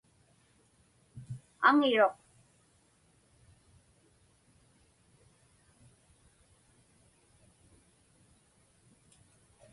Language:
Inupiaq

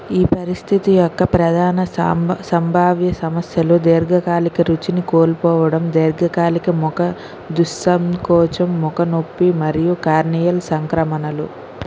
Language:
Telugu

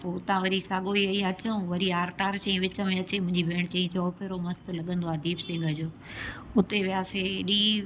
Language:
Sindhi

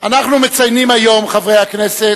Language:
Hebrew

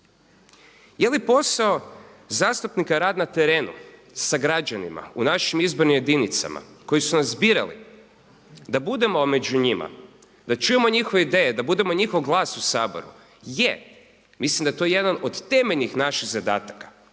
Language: Croatian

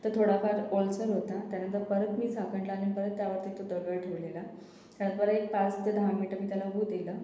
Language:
Marathi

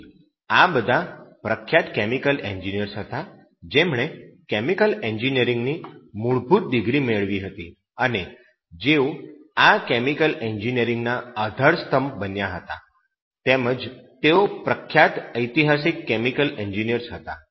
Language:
Gujarati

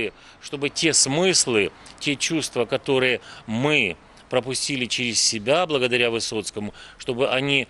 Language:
Russian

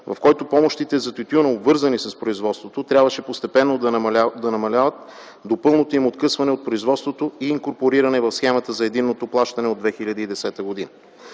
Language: Bulgarian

